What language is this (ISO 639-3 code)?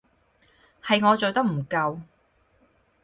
yue